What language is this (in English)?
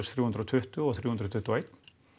Icelandic